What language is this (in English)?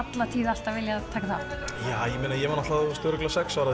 Icelandic